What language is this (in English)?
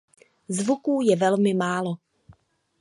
Czech